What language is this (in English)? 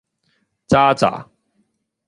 Cantonese